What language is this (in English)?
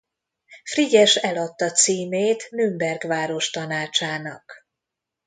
Hungarian